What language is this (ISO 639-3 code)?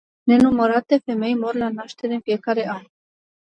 ron